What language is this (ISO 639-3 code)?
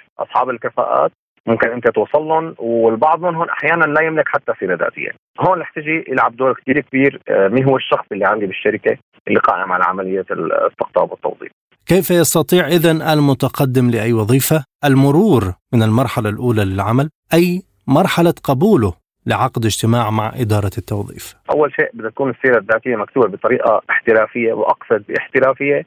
ara